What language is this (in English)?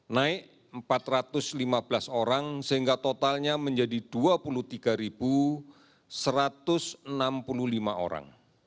Indonesian